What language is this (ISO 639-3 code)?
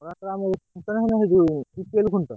ori